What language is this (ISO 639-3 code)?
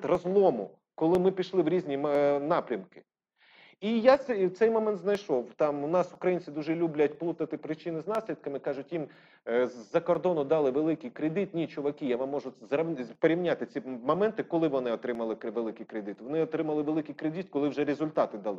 ukr